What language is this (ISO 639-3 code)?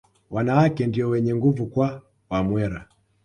swa